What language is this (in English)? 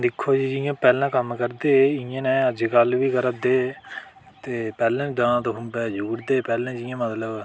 Dogri